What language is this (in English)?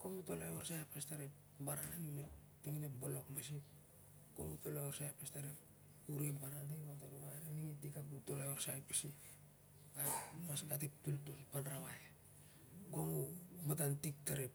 Siar-Lak